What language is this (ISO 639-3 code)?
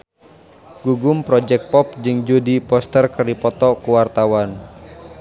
sun